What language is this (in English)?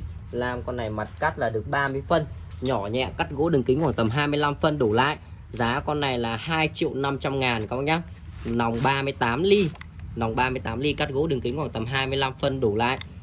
Vietnamese